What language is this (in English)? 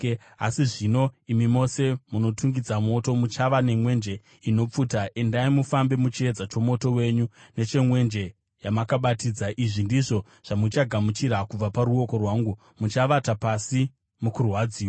Shona